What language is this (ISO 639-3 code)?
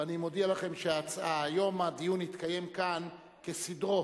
heb